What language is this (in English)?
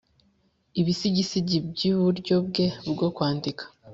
Kinyarwanda